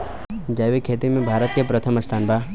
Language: Bhojpuri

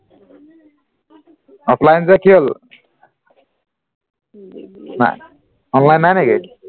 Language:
Assamese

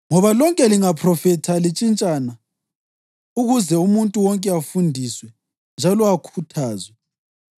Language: North Ndebele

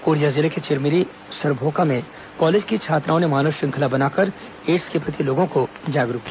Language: Hindi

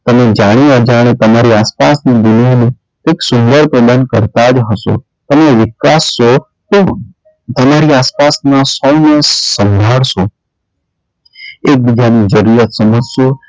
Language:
Gujarati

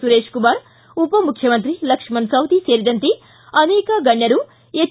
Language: Kannada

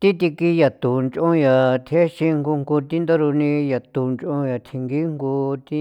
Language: San Felipe Otlaltepec Popoloca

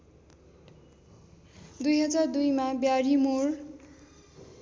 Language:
Nepali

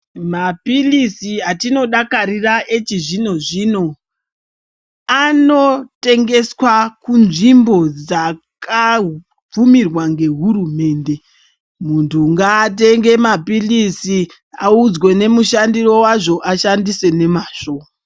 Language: Ndau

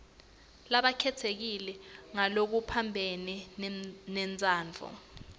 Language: Swati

